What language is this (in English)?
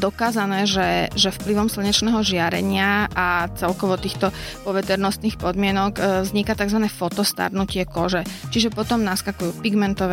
Slovak